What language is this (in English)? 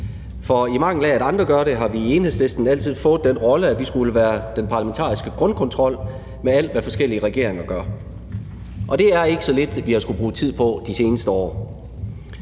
Danish